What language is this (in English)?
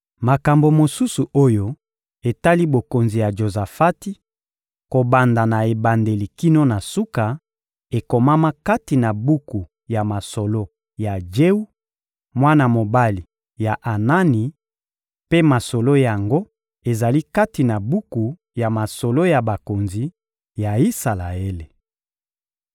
Lingala